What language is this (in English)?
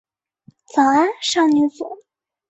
Chinese